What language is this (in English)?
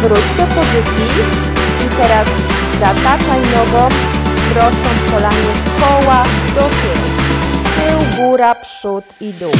Polish